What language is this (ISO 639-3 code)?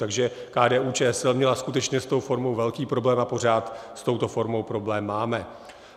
ces